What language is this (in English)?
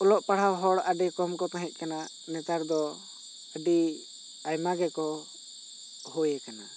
Santali